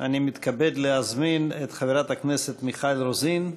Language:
Hebrew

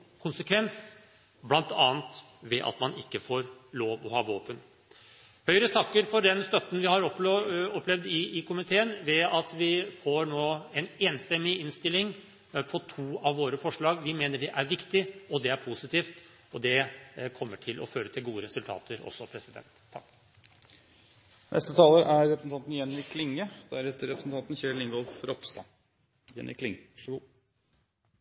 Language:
Norwegian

